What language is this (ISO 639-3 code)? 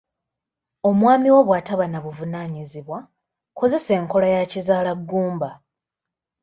lug